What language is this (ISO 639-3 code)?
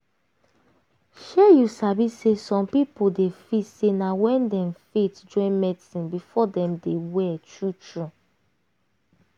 pcm